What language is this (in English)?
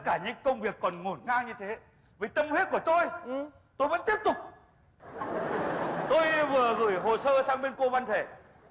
Vietnamese